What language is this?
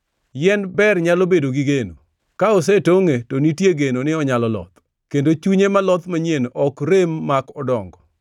Luo (Kenya and Tanzania)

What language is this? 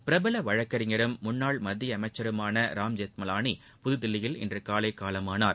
Tamil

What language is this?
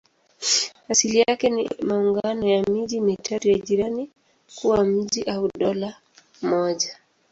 Swahili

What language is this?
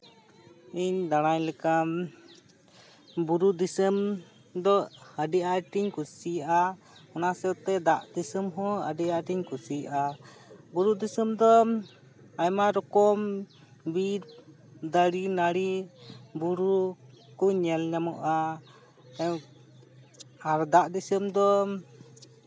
Santali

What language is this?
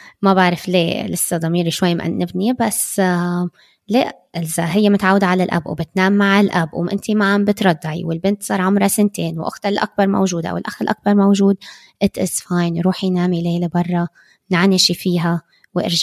Arabic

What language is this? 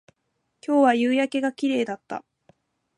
Japanese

